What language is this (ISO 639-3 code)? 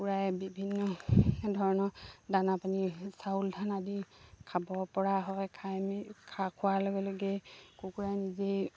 asm